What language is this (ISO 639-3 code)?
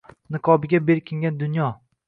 uzb